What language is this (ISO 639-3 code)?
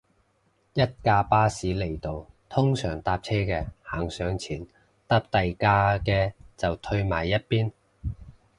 yue